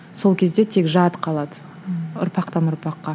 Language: Kazakh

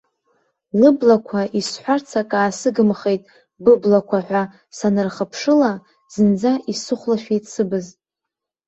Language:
Abkhazian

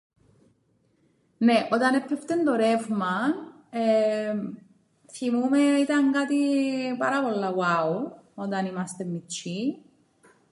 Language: Greek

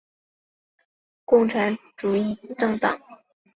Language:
Chinese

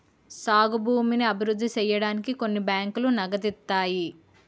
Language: Telugu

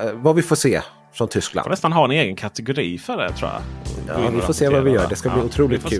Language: Swedish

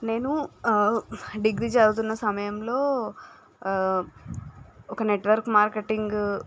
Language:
Telugu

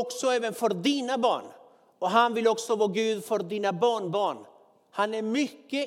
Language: Swedish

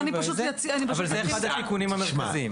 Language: Hebrew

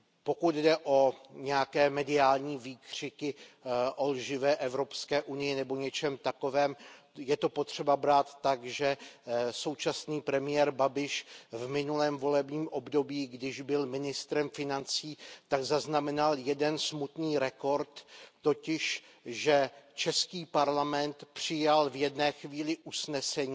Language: Czech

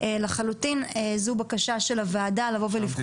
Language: Hebrew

